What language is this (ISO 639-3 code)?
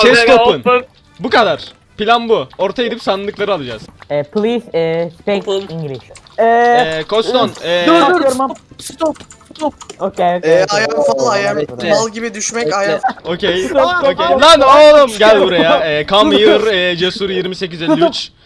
tur